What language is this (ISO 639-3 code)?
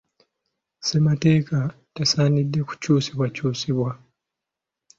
lug